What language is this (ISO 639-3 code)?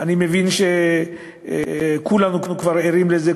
heb